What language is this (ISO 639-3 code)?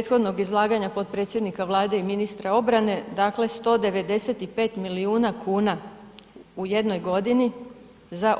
hrv